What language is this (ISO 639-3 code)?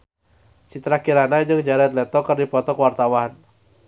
sun